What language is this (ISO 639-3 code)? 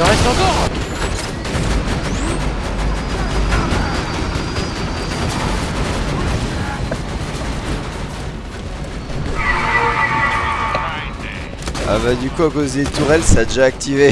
fra